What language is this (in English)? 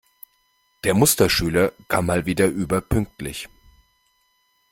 German